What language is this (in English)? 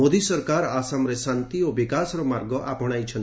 Odia